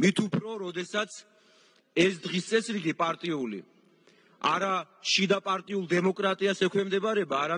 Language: Romanian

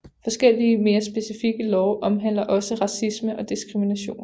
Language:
Danish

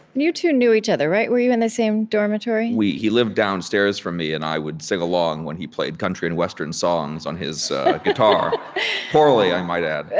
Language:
English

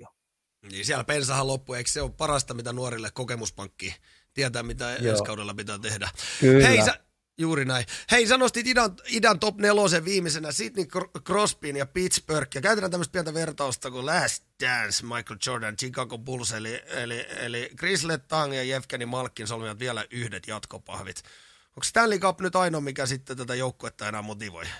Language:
Finnish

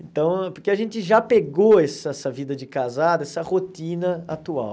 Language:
Portuguese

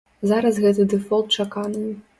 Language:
Belarusian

